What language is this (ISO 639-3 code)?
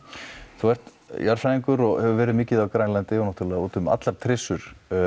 isl